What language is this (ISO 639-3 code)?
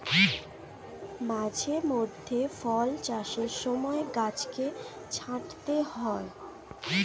ben